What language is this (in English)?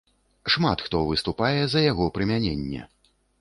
Belarusian